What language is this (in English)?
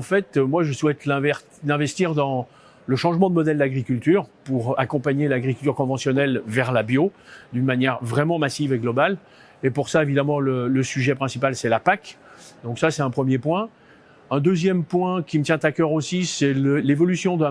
French